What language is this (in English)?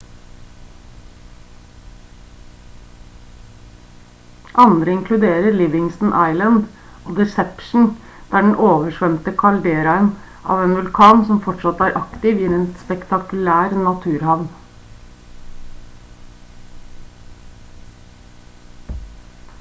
Norwegian Bokmål